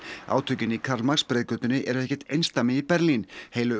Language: Icelandic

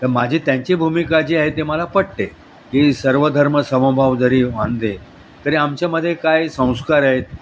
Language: Marathi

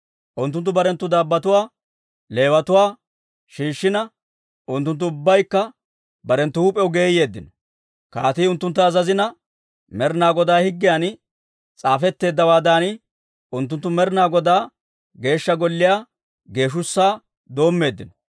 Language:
Dawro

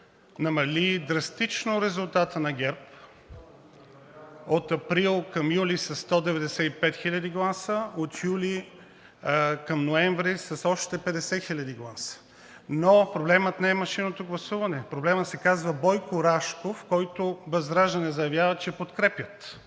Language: Bulgarian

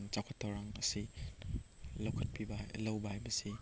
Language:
Manipuri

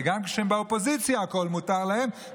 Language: Hebrew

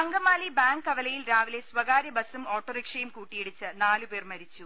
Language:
Malayalam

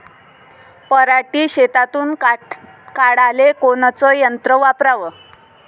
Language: Marathi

